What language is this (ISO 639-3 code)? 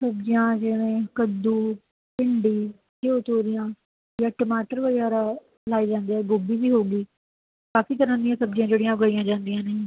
pan